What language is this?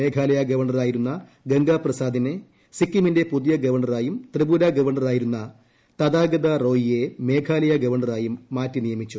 Malayalam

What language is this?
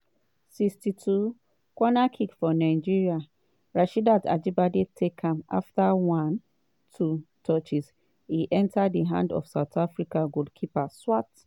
Nigerian Pidgin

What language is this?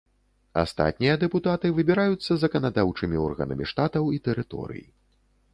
Belarusian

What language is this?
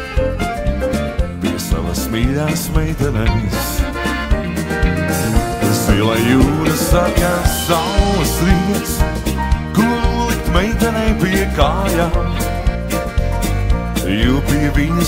Latvian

